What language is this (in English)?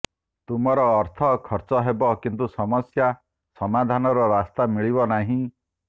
Odia